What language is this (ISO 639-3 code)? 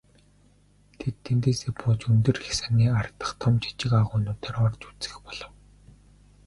mon